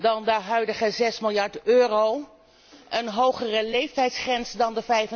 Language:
Dutch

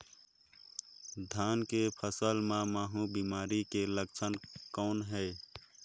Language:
Chhattisgarhi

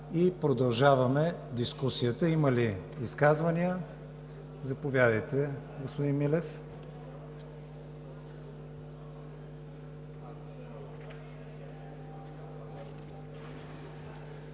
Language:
Bulgarian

